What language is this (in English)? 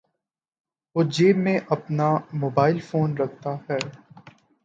Urdu